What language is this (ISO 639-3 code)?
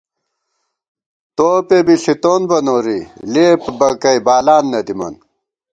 gwt